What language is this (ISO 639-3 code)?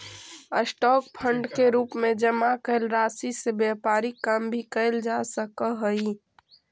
mag